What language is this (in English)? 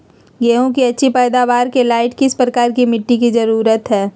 Magahi